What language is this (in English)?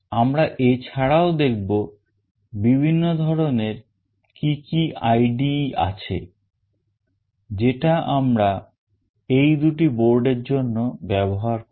Bangla